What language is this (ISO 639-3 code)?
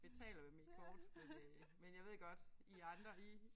dan